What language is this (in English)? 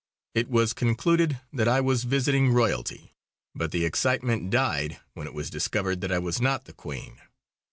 English